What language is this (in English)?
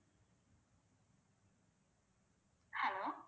Tamil